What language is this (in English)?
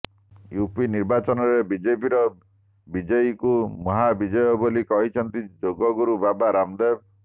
Odia